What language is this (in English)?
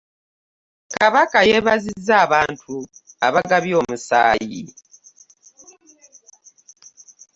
Ganda